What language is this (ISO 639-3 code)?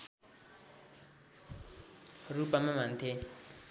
nep